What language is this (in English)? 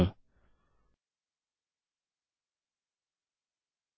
Hindi